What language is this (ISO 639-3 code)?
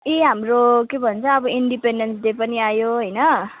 nep